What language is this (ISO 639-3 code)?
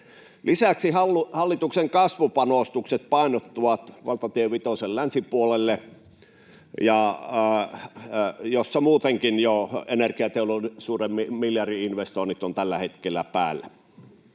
fin